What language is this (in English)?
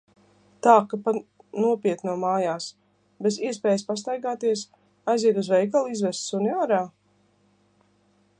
Latvian